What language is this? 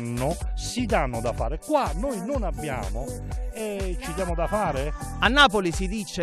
Italian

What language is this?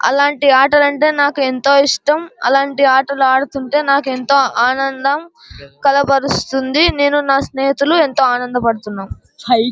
Telugu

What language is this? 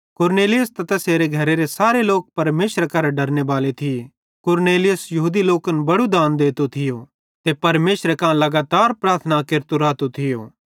Bhadrawahi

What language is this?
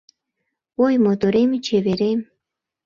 Mari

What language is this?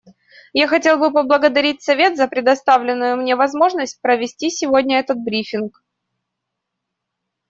Russian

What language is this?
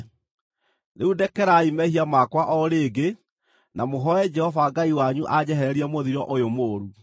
Kikuyu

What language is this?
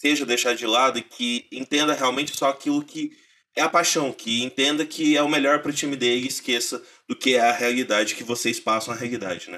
Portuguese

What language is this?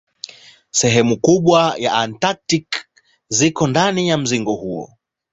Swahili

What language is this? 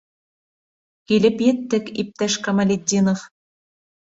Bashkir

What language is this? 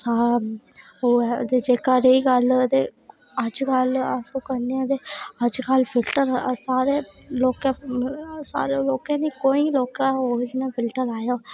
Dogri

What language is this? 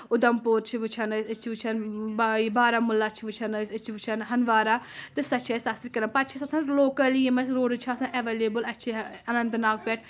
Kashmiri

